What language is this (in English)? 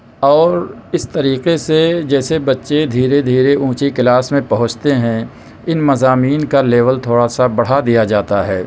Urdu